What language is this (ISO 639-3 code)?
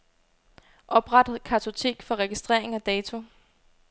dan